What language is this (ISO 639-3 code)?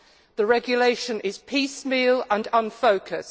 eng